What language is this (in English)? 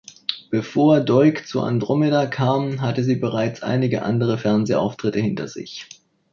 German